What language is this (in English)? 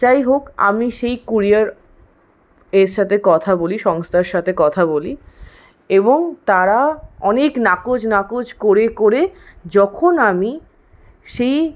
Bangla